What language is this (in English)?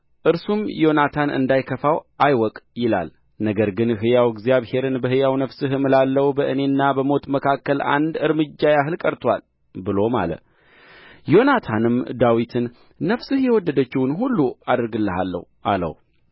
Amharic